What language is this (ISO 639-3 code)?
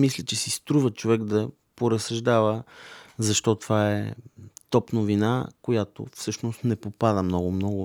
bul